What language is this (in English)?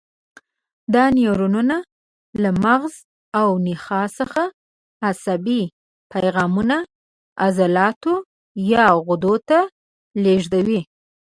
Pashto